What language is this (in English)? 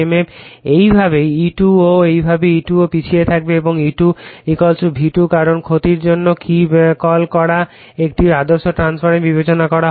Bangla